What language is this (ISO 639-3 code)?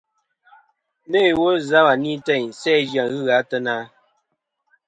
bkm